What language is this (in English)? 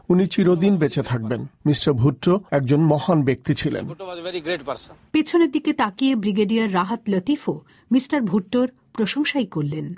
Bangla